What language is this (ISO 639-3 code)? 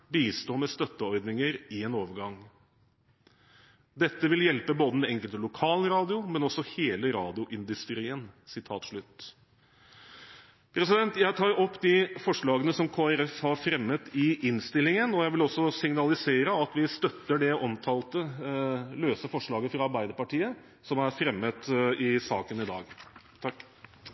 nob